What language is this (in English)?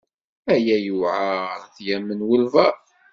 Kabyle